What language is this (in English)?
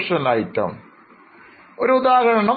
Malayalam